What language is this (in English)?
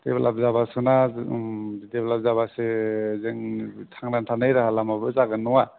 Bodo